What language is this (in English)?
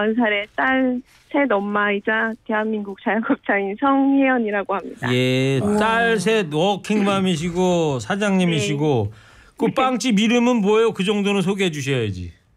Korean